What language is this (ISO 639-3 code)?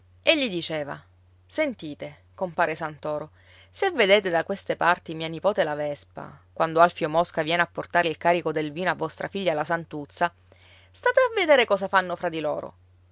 ita